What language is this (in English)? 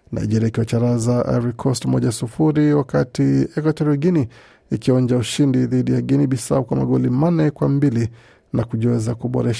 Swahili